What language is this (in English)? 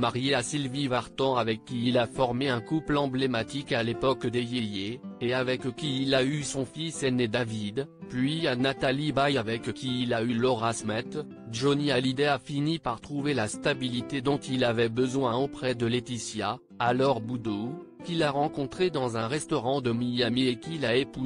French